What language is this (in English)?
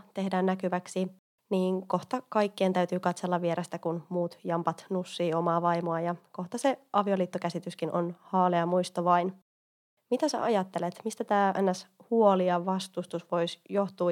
Finnish